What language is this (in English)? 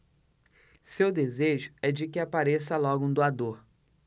Portuguese